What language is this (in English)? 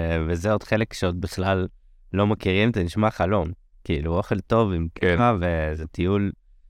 Hebrew